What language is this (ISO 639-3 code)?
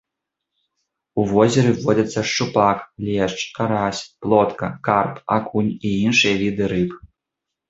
bel